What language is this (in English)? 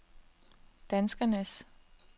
Danish